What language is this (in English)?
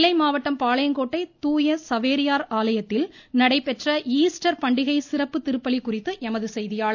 Tamil